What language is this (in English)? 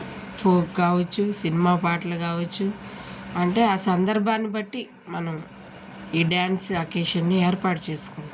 Telugu